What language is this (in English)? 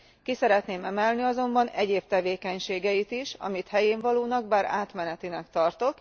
Hungarian